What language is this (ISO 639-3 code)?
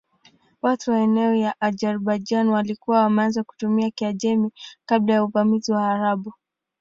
swa